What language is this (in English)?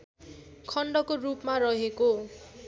Nepali